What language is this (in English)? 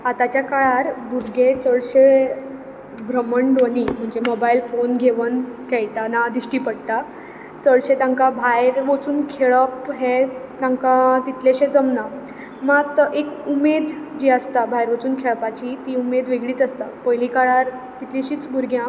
Konkani